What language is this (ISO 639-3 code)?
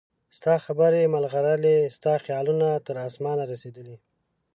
pus